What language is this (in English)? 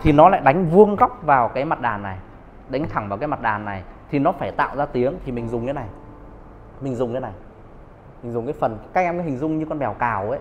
Vietnamese